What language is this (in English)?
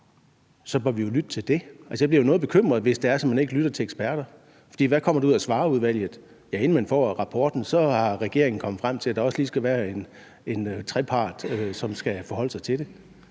Danish